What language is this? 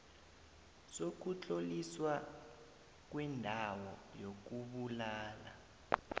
South Ndebele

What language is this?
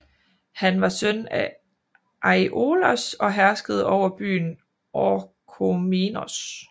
Danish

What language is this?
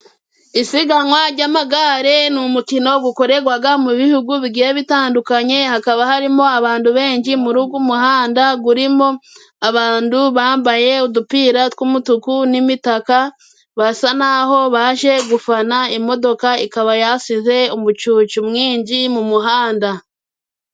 Kinyarwanda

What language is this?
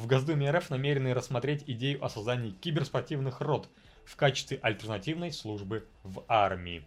Russian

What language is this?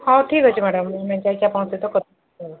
Odia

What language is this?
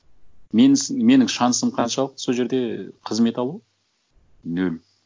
Kazakh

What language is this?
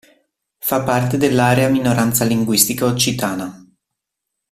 Italian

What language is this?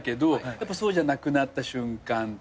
Japanese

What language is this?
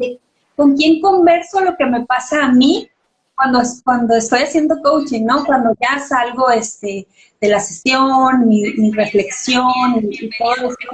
Spanish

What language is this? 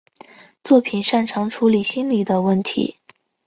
Chinese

